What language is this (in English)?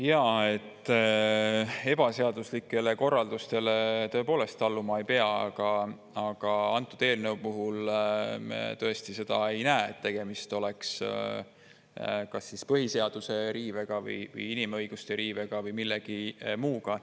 Estonian